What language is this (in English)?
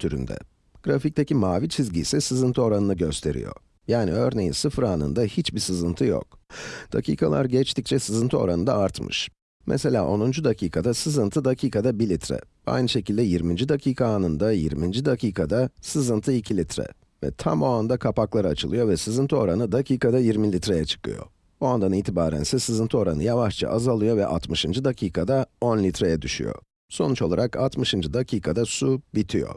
Turkish